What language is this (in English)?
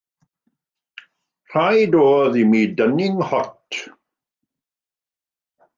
Welsh